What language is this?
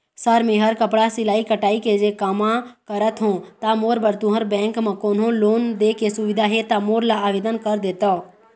Chhattisgarhi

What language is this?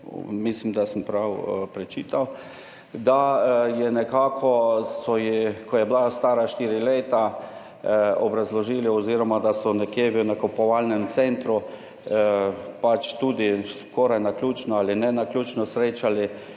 Slovenian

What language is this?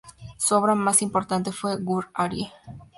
Spanish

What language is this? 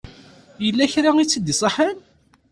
Kabyle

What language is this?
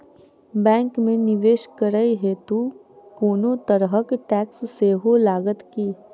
Maithili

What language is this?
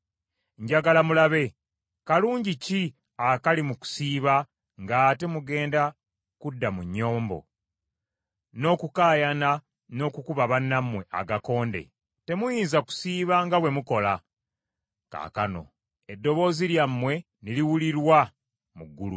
Ganda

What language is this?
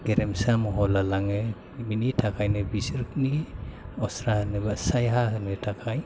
Bodo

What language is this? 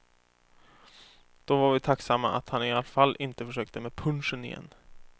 Swedish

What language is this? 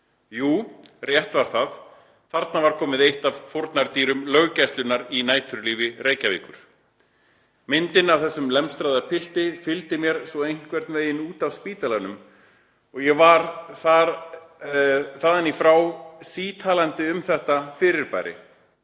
Icelandic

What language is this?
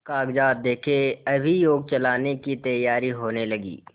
Hindi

